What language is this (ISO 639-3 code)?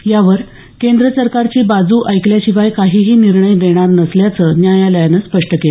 mar